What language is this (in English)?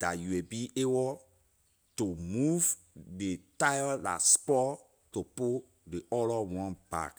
Liberian English